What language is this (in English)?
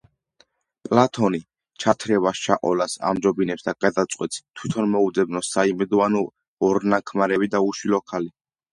Georgian